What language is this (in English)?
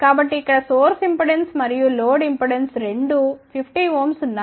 Telugu